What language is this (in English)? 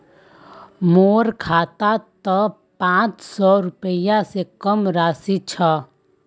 Magahi